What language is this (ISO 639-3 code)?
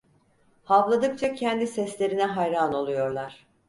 tur